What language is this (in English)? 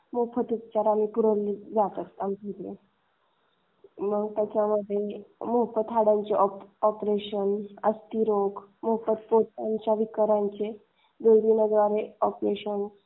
Marathi